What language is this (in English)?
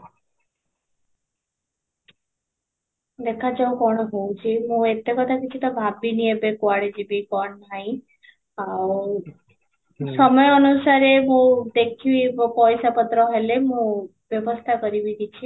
Odia